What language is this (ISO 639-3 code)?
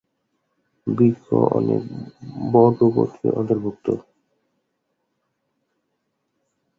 ben